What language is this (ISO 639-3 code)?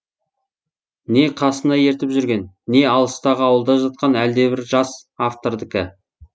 kaz